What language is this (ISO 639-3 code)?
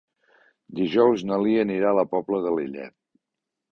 cat